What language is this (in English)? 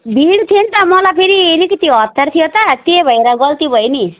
Nepali